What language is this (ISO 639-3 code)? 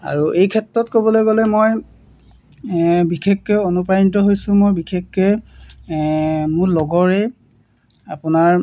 asm